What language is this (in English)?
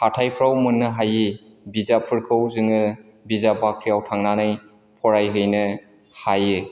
Bodo